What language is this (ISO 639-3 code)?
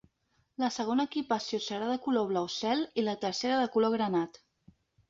cat